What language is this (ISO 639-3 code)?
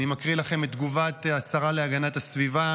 heb